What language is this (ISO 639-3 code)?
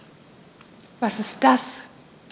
deu